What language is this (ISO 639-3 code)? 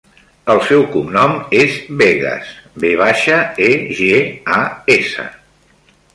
cat